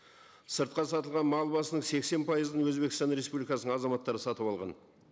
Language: Kazakh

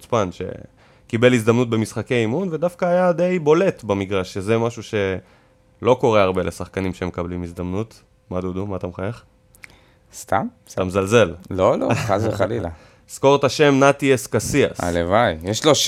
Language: Hebrew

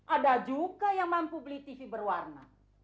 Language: Indonesian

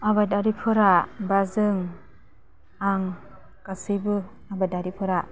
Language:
Bodo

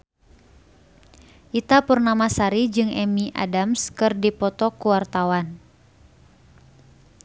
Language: Sundanese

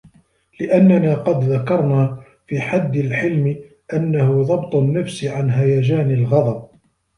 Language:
Arabic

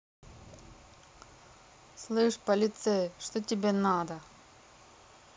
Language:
Russian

